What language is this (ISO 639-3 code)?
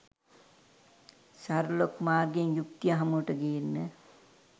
sin